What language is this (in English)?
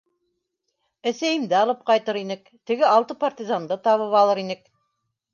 Bashkir